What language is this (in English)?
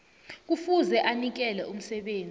South Ndebele